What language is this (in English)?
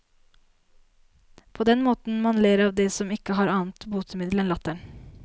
Norwegian